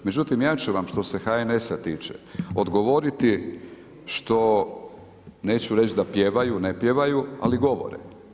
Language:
Croatian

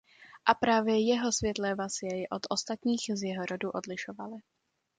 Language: Czech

